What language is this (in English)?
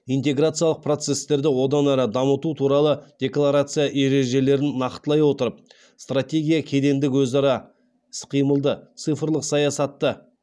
Kazakh